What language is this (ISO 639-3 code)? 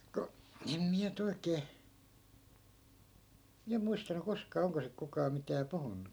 fin